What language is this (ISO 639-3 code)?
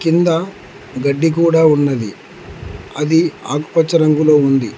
tel